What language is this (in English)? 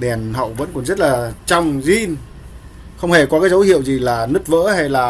Vietnamese